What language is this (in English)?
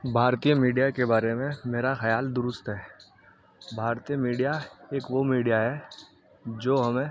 Urdu